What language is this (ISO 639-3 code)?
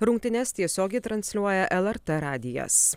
lit